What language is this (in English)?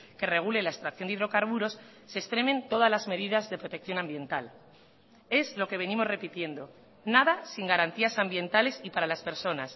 Spanish